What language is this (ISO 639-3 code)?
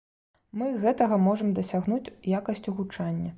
bel